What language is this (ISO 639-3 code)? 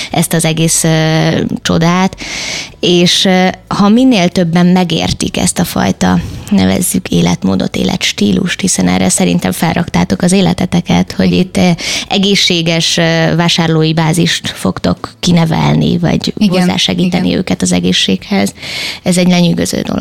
hun